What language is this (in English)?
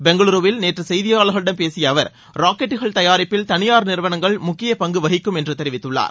Tamil